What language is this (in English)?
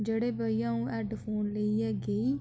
Dogri